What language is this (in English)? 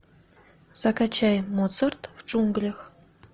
Russian